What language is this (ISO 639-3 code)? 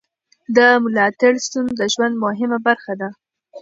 pus